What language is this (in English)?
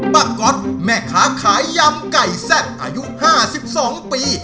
Thai